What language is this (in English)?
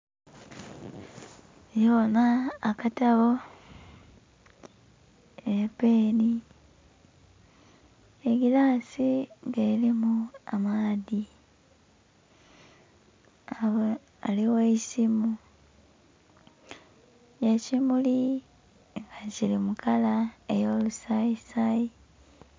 Soga